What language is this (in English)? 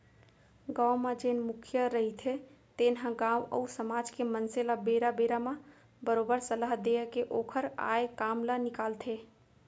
Chhattisgarhi